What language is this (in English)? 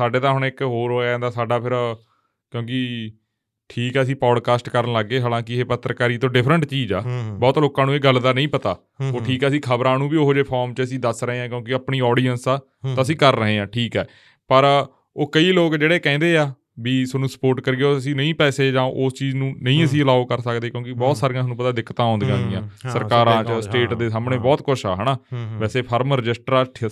Punjabi